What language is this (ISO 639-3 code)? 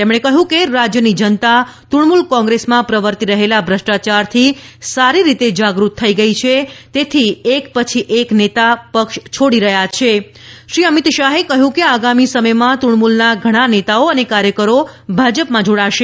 guj